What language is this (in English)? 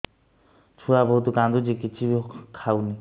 Odia